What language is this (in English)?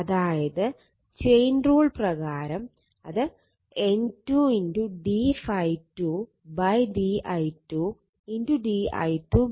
Malayalam